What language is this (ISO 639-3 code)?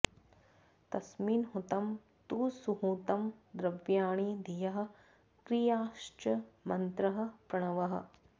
san